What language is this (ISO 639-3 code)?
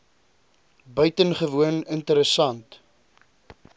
afr